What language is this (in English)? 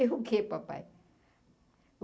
Portuguese